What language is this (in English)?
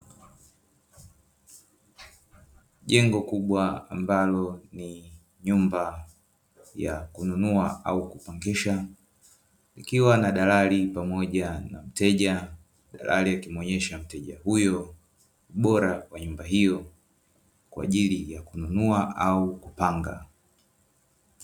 Swahili